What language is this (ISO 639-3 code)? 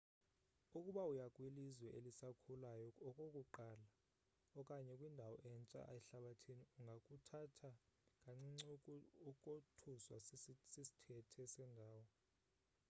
xho